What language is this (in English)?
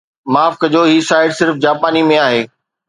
Sindhi